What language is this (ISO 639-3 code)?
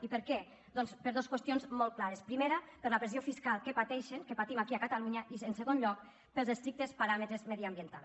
cat